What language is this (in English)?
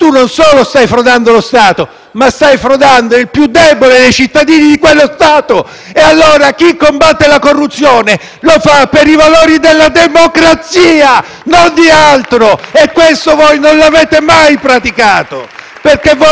Italian